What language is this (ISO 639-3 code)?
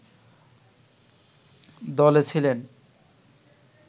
ben